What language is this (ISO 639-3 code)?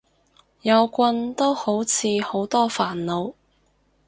yue